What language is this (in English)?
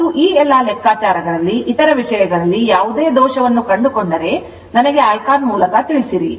Kannada